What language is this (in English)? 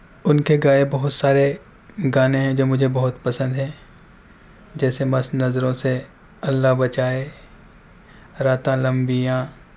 Urdu